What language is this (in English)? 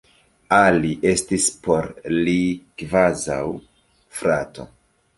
Esperanto